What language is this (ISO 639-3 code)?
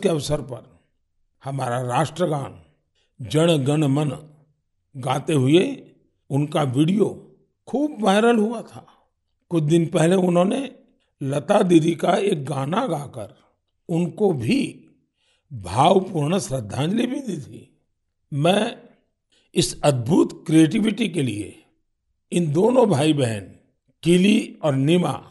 hin